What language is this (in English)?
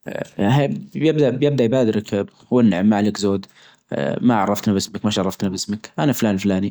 Najdi Arabic